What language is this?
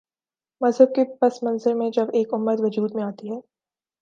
Urdu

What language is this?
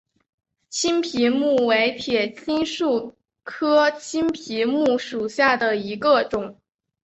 Chinese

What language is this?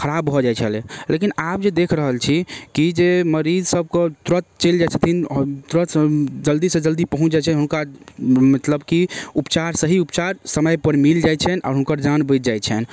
Maithili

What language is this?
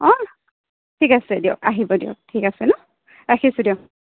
Assamese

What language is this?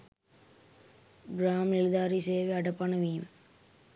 Sinhala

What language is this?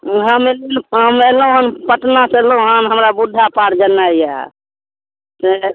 Maithili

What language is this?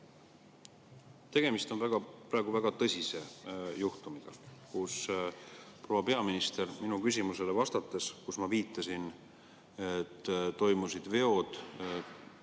Estonian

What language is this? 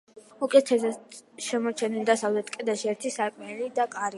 Georgian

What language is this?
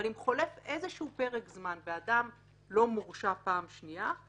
Hebrew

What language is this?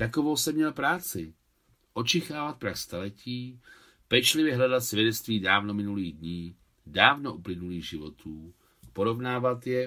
Czech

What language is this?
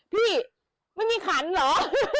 Thai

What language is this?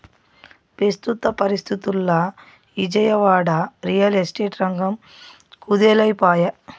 Telugu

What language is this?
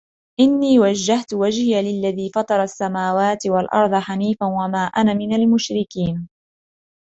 Arabic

